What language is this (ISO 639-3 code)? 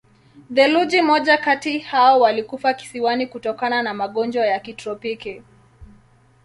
swa